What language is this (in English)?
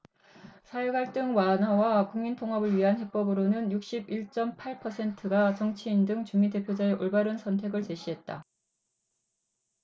Korean